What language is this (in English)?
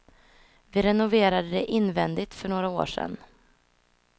Swedish